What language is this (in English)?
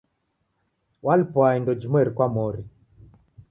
Taita